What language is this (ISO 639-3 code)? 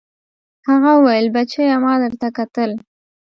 pus